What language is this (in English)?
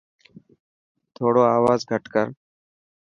Dhatki